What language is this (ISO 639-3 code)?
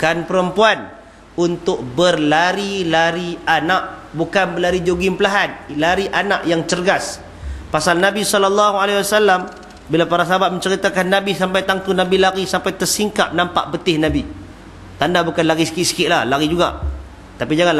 msa